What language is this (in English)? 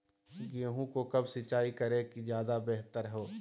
Magahi